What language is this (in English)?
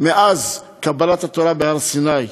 Hebrew